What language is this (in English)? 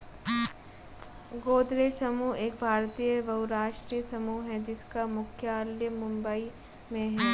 Hindi